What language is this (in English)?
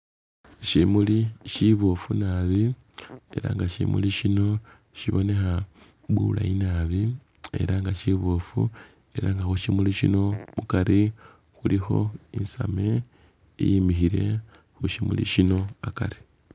Masaaba